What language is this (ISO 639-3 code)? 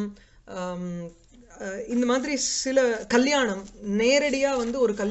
san